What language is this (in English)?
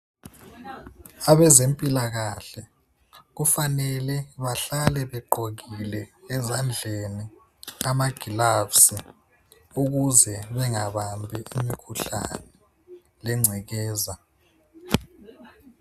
North Ndebele